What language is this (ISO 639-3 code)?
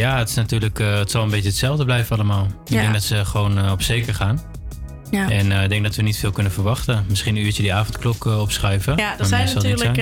nld